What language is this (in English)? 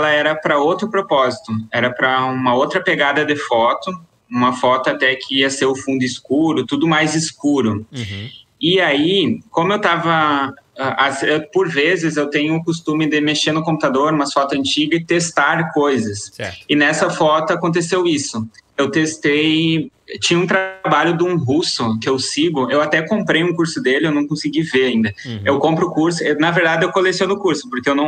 Portuguese